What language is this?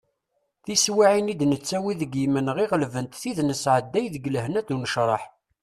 Kabyle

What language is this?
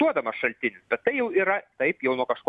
Lithuanian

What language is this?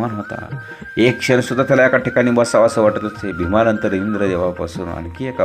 Romanian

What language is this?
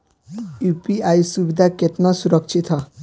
Bhojpuri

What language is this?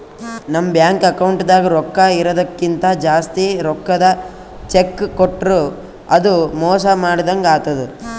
Kannada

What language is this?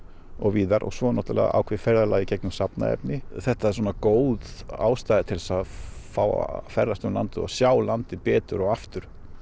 Icelandic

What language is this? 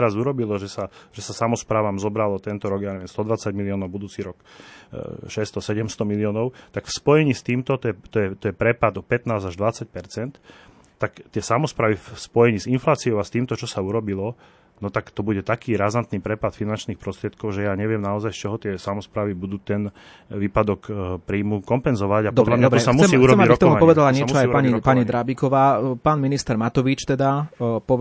Slovak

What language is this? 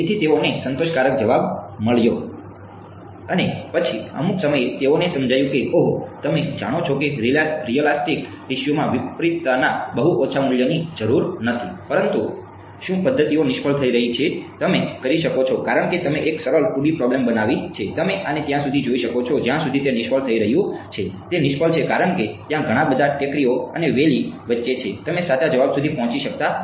Gujarati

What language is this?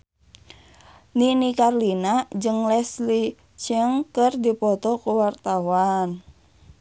Sundanese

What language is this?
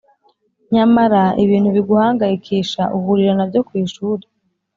Kinyarwanda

